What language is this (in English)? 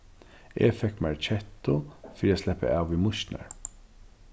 Faroese